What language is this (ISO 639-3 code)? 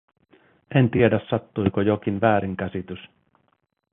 fin